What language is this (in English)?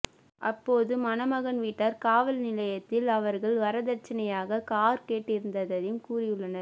Tamil